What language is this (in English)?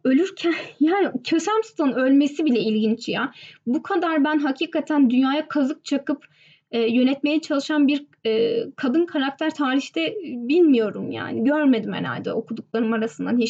Turkish